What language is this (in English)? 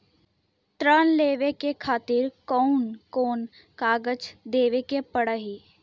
Bhojpuri